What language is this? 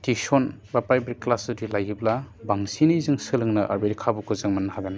Bodo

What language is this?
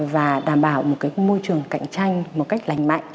Vietnamese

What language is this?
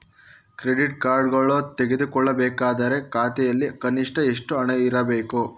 Kannada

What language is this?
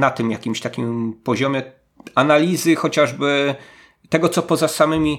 Polish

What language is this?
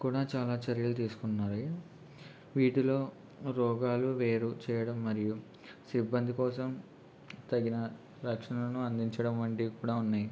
Telugu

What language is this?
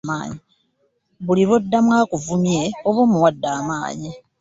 Ganda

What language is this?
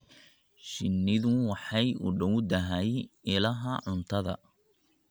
Somali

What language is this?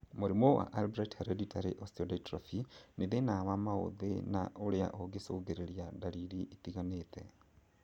Kikuyu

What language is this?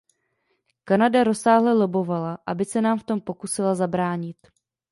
Czech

